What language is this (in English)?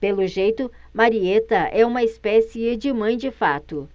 Portuguese